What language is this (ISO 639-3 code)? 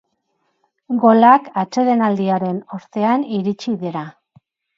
eus